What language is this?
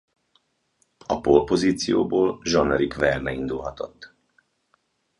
Hungarian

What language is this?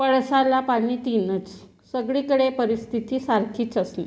Marathi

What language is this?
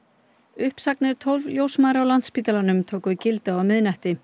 Icelandic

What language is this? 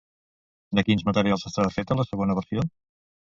Catalan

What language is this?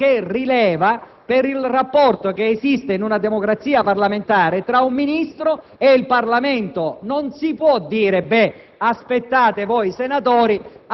Italian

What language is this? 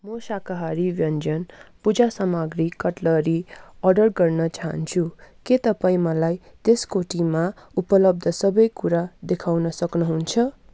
Nepali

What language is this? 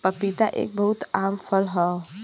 Bhojpuri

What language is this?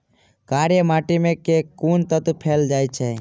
Maithili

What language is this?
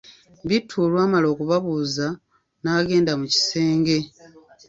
Ganda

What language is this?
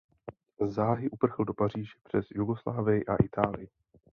Czech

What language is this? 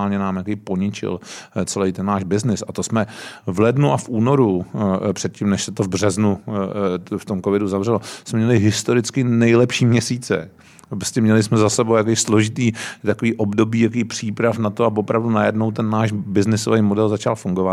Czech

